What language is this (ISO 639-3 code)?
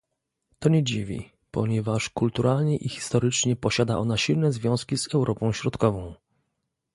pol